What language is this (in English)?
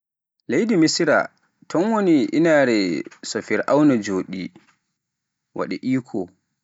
Pular